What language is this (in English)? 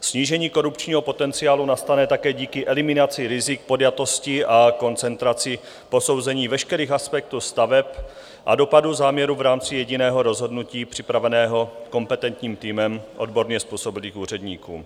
Czech